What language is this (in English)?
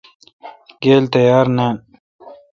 Kalkoti